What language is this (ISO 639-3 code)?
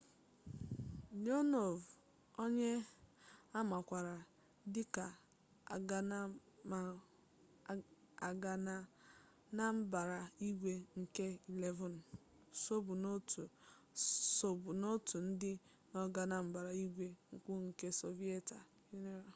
ibo